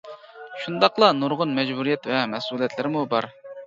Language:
Uyghur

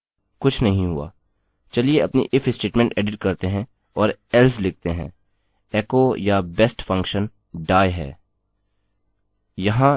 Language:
Hindi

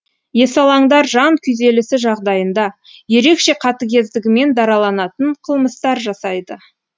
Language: Kazakh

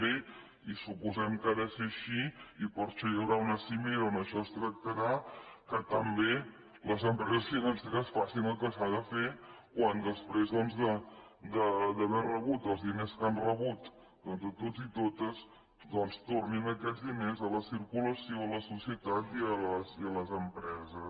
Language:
Catalan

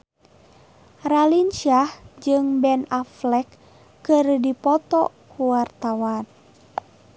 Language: Sundanese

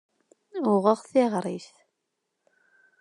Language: Kabyle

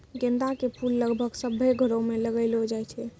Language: Maithili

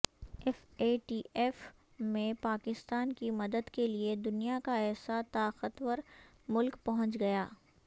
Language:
Urdu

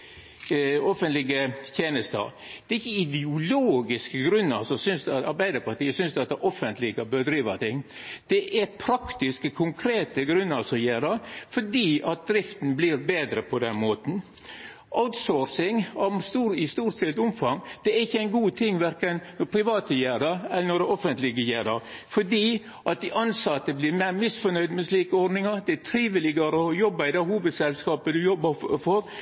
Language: Norwegian Nynorsk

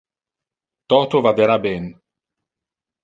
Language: Interlingua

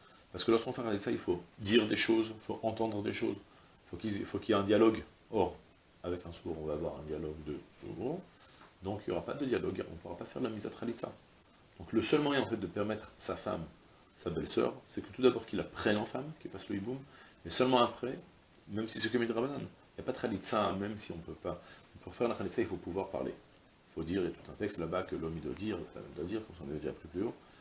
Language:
French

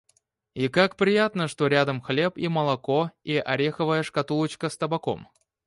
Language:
Russian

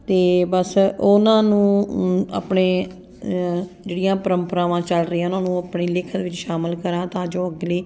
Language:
Punjabi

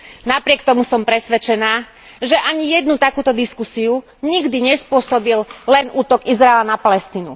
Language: Slovak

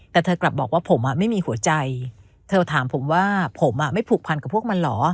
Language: Thai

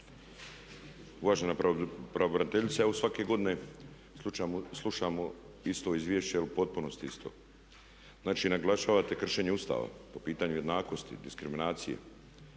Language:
Croatian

